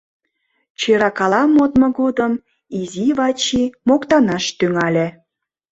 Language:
Mari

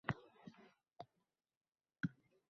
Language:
Uzbek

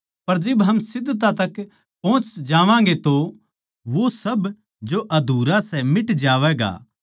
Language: Haryanvi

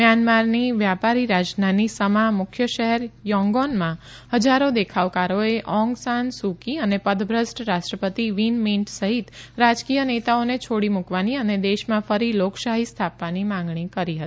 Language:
Gujarati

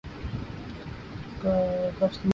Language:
Urdu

